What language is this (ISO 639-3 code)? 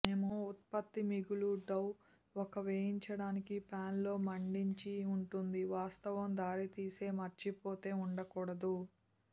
tel